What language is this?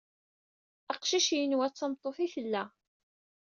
Kabyle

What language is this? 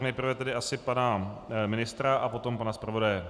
Czech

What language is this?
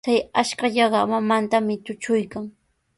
Sihuas Ancash Quechua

